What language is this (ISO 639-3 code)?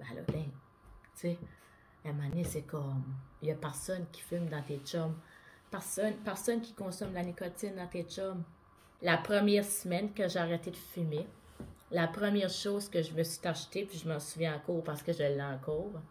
fra